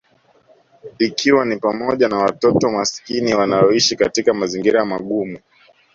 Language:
Swahili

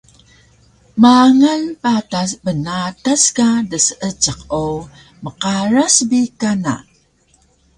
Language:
Taroko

